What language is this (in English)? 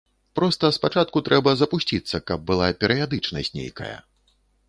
Belarusian